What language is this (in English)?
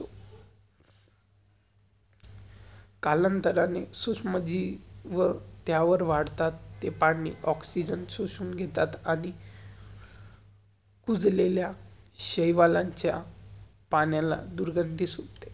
Marathi